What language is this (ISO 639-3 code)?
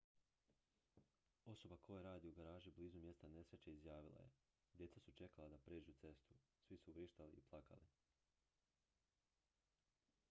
hrv